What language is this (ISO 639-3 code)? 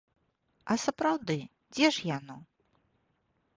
bel